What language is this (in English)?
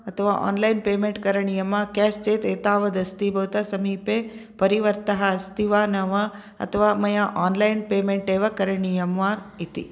Sanskrit